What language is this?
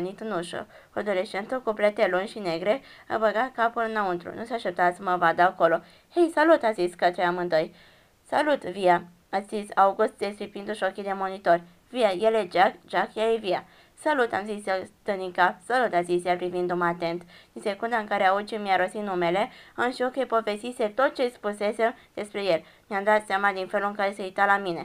Romanian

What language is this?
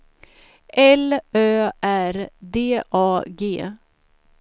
Swedish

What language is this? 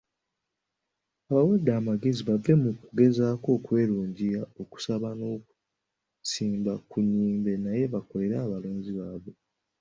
Ganda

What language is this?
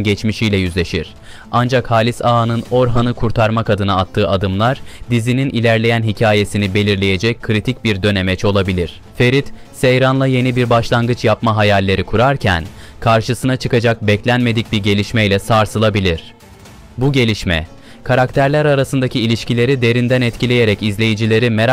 Turkish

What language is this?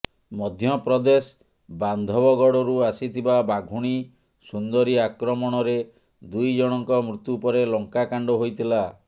Odia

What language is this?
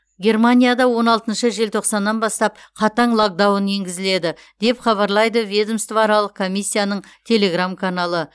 Kazakh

